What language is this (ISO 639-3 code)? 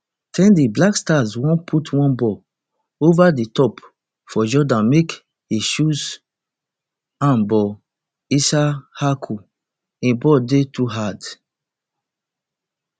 pcm